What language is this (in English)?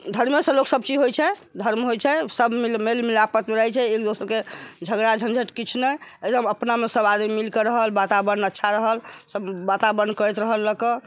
Maithili